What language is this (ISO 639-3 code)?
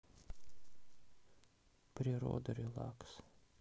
rus